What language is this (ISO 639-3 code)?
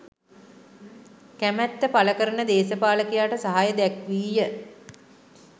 sin